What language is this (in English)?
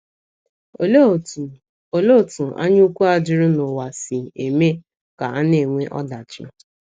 Igbo